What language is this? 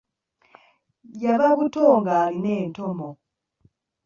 Ganda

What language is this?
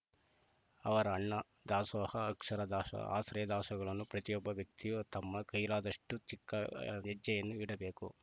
Kannada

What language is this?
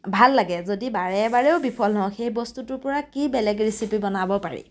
Assamese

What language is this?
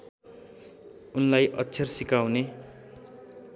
Nepali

